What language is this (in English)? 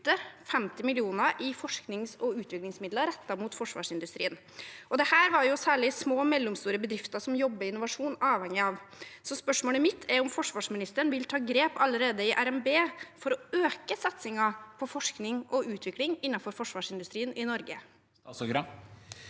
Norwegian